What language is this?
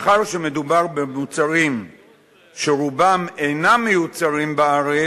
Hebrew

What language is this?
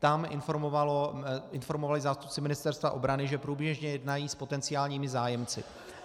Czech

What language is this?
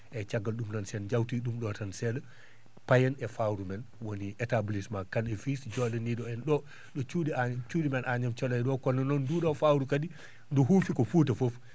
Fula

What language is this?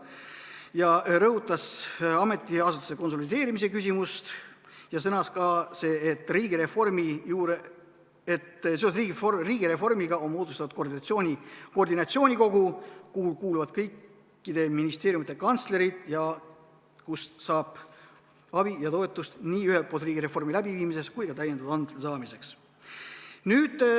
Estonian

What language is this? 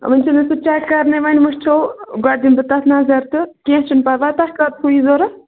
Kashmiri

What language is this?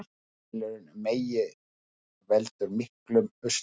Icelandic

